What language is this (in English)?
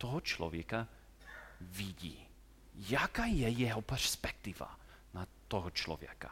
Czech